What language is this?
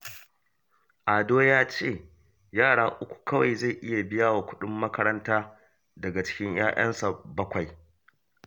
Hausa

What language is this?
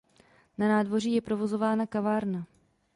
Czech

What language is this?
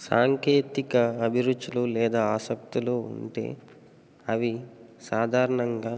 Telugu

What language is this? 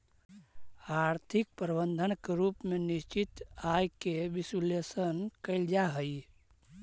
Magahi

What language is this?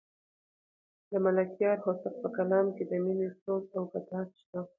Pashto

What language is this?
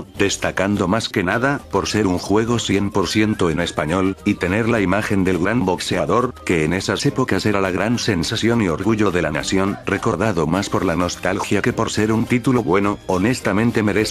Spanish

